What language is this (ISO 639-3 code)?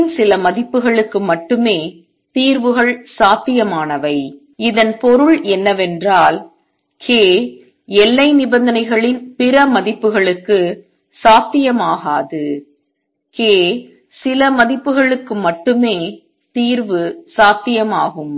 tam